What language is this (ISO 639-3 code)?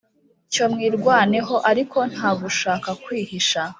kin